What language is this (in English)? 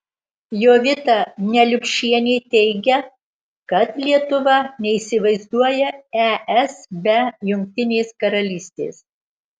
Lithuanian